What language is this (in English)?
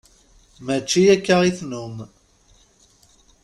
Kabyle